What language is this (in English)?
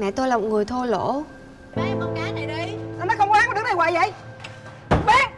Vietnamese